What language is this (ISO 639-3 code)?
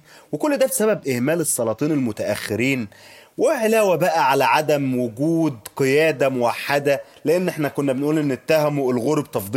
ara